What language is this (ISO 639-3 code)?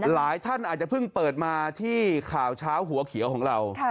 tha